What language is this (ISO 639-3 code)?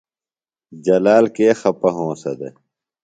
phl